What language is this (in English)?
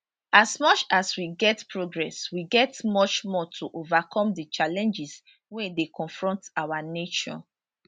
Nigerian Pidgin